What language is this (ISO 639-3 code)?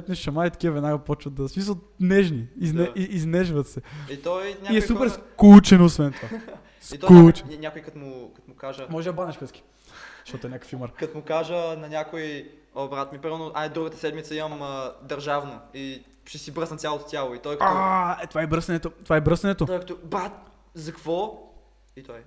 bul